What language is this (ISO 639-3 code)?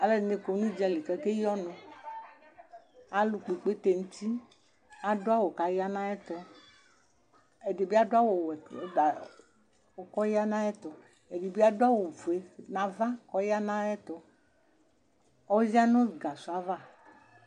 kpo